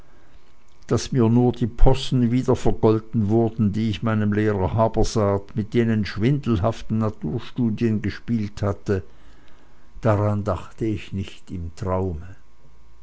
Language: German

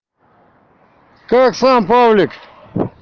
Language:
Russian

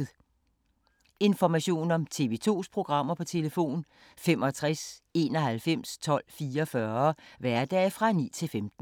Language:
Danish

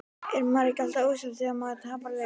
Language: Icelandic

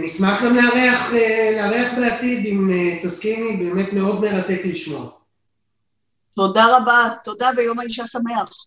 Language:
Hebrew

